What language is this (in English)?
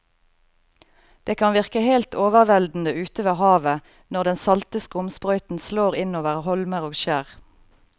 Norwegian